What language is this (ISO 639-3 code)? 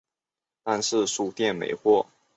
zho